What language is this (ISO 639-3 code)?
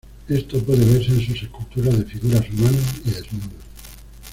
spa